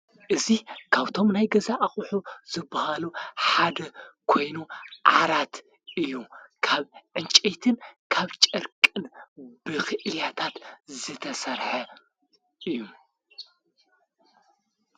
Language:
Tigrinya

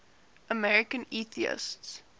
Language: English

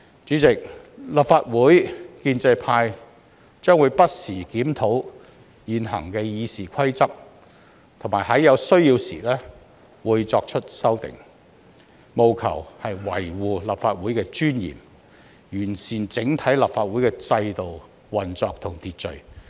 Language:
Cantonese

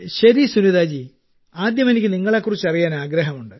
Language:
Malayalam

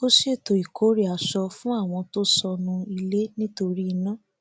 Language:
Yoruba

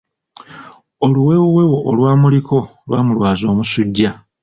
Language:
Ganda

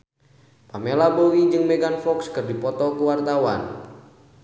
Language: Sundanese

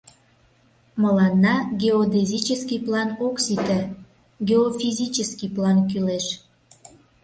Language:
Mari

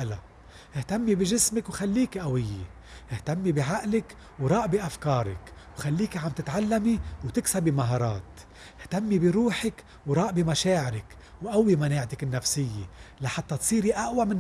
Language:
Arabic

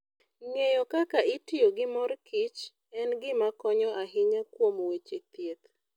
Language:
Luo (Kenya and Tanzania)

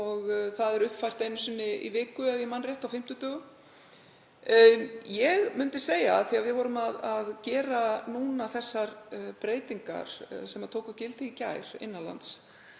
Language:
Icelandic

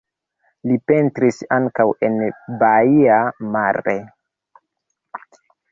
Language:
Esperanto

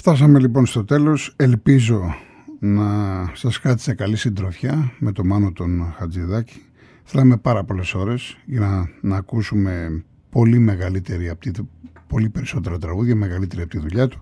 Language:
Greek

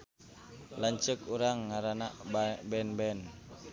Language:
Sundanese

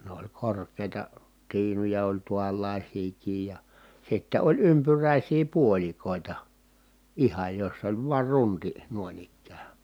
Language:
Finnish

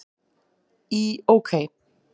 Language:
Icelandic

